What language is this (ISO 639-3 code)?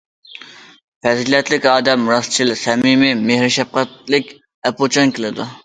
uig